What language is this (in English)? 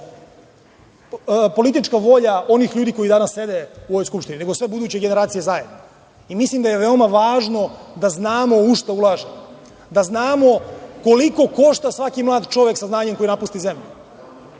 Serbian